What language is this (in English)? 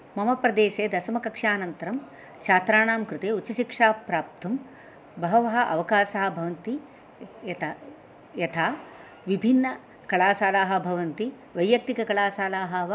Sanskrit